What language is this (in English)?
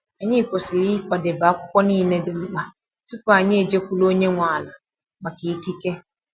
Igbo